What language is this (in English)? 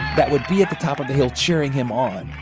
English